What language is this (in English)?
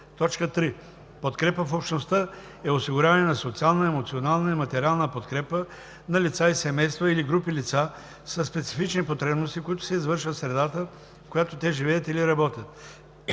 Bulgarian